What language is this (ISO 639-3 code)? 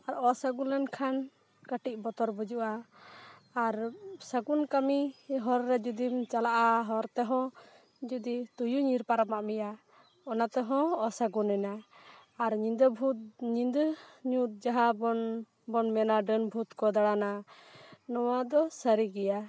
sat